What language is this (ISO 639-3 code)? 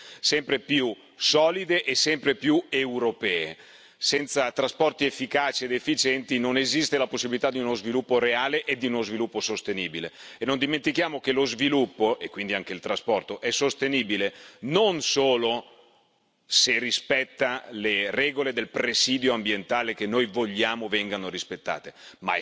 ita